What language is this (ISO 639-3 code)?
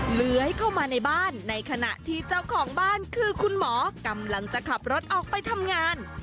tha